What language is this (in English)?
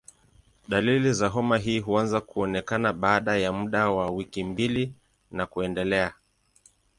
Swahili